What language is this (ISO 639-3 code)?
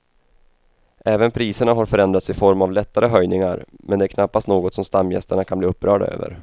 swe